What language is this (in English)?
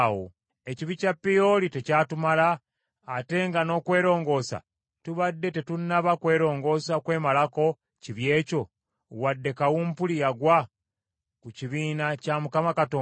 Ganda